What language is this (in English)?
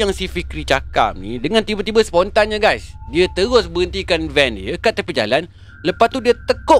Malay